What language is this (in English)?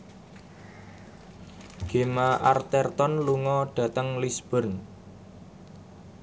Javanese